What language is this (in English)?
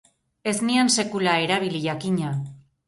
Basque